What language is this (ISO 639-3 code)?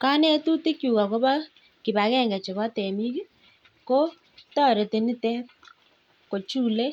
kln